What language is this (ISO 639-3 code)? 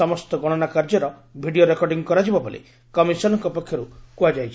ori